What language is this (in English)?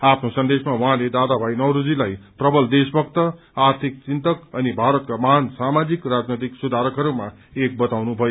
Nepali